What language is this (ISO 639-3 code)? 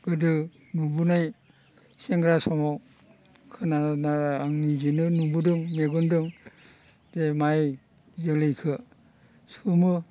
brx